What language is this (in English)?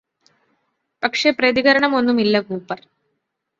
Malayalam